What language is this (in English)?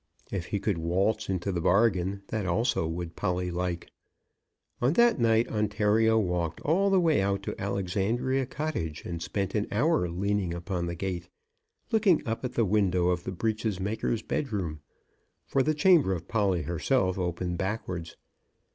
English